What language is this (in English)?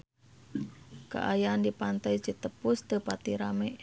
Sundanese